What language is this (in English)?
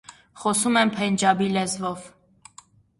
Armenian